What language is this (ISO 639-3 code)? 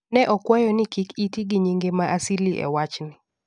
luo